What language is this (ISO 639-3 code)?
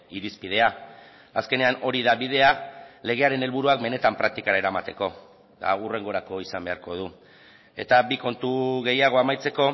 eus